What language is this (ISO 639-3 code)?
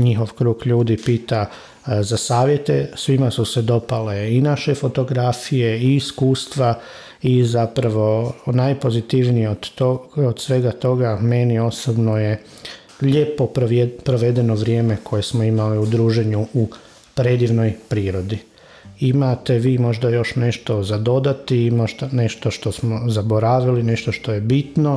hrv